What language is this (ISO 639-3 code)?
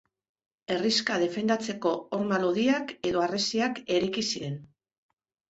eus